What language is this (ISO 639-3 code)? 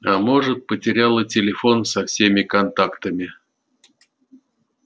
rus